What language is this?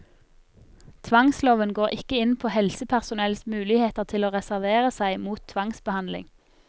Norwegian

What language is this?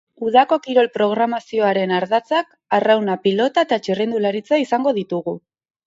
Basque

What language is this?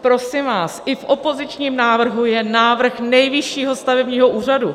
Czech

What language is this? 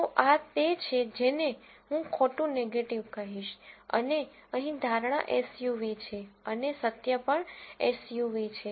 Gujarati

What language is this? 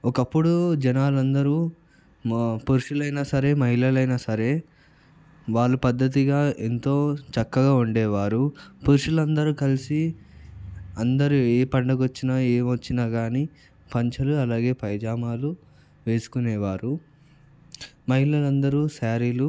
Telugu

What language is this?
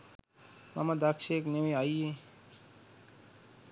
Sinhala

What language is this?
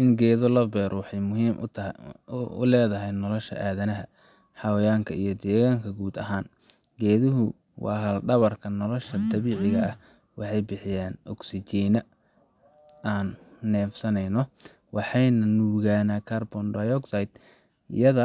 Somali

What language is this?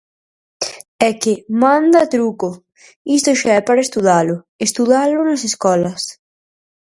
Galician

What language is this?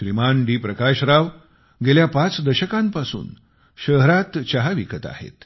Marathi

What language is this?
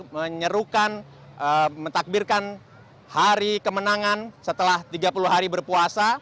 Indonesian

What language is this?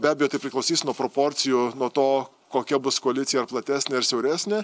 Lithuanian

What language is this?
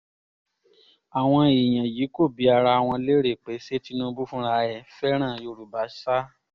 Yoruba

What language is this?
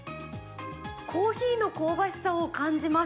Japanese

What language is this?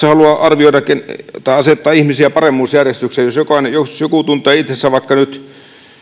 Finnish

